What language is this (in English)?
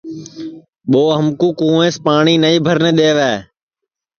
Sansi